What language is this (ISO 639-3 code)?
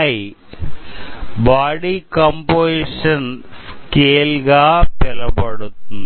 tel